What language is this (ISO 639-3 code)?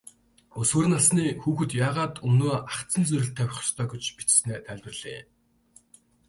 mon